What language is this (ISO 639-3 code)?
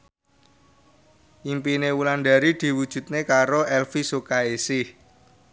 jav